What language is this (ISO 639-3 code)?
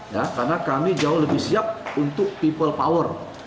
ind